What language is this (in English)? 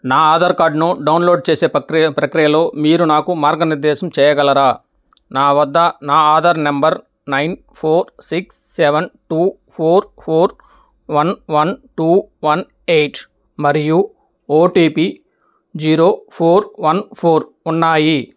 Telugu